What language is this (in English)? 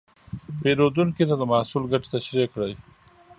Pashto